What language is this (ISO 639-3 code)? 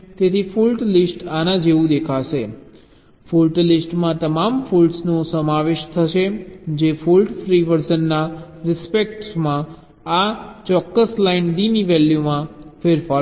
guj